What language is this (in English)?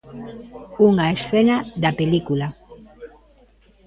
Galician